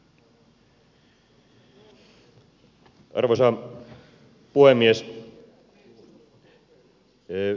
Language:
Finnish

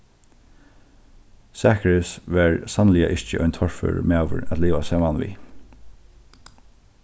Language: Faroese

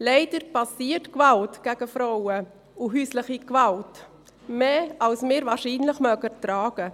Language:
Swiss German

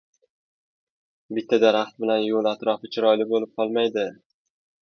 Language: Uzbek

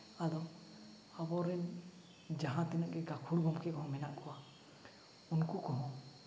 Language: Santali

